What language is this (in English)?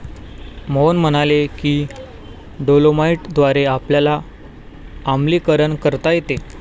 Marathi